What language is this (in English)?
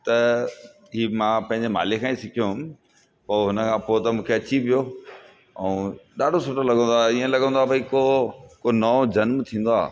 Sindhi